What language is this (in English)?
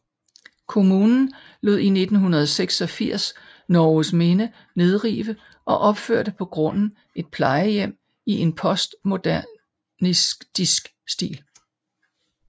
Danish